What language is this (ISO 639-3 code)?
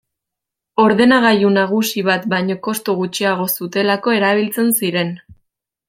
eus